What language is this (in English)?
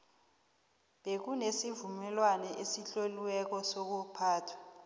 South Ndebele